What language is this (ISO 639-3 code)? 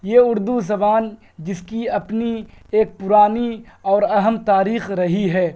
urd